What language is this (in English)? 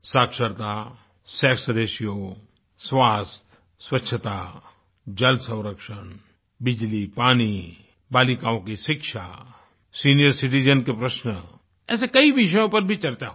Hindi